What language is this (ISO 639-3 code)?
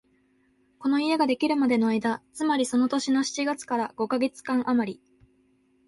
jpn